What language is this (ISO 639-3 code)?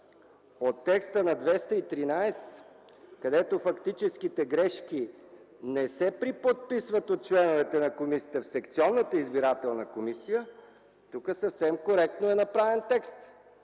bul